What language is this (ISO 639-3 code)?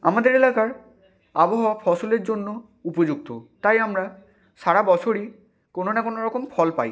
ben